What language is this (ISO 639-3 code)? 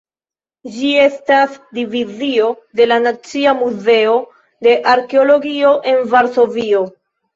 epo